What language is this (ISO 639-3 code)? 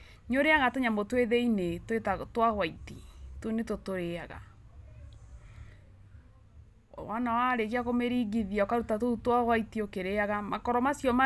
kik